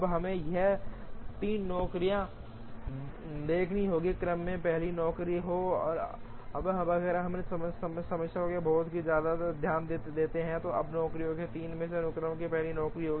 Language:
Hindi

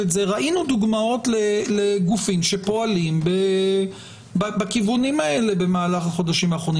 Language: Hebrew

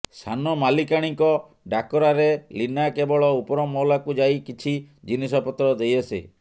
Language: Odia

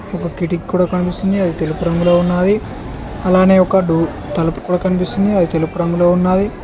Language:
Telugu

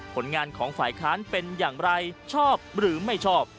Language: Thai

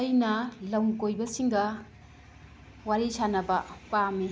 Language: Manipuri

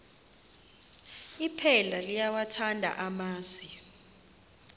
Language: Xhosa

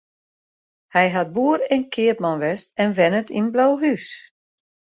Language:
Western Frisian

